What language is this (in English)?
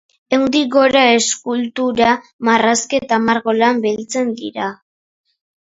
Basque